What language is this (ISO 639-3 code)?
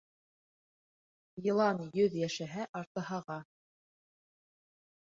bak